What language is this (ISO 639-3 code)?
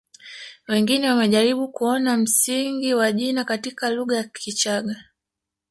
swa